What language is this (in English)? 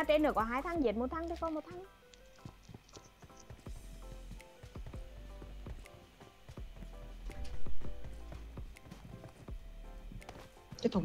Vietnamese